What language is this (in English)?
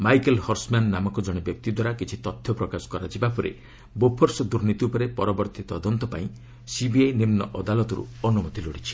Odia